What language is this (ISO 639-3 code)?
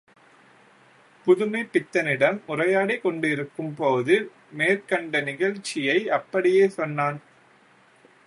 tam